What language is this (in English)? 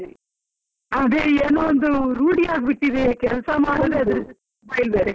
Kannada